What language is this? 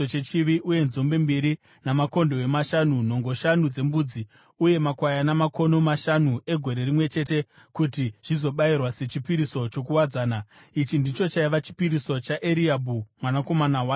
Shona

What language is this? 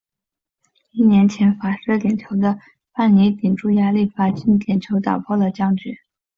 Chinese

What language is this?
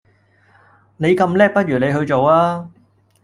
Cantonese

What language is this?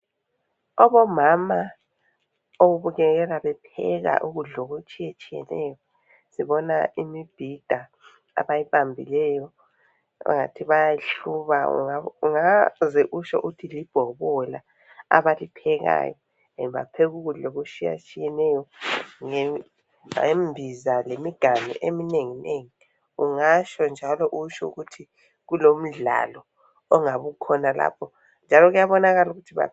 North Ndebele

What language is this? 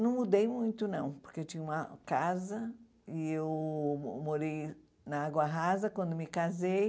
Portuguese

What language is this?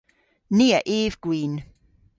Cornish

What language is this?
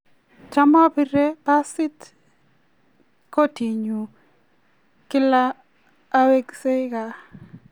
Kalenjin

